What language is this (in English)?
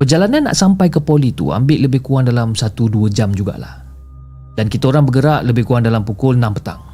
Malay